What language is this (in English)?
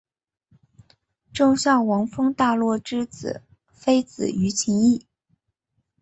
Chinese